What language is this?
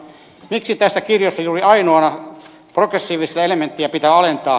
Finnish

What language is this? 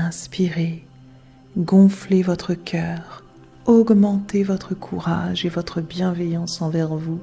French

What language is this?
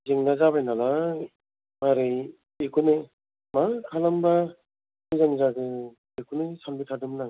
Bodo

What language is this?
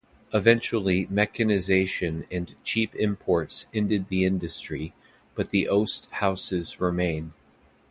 English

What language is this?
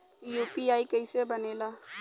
Bhojpuri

